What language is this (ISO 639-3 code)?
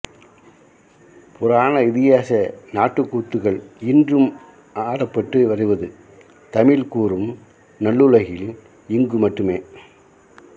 tam